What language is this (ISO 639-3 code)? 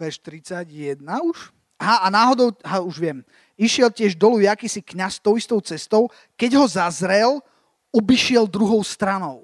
slk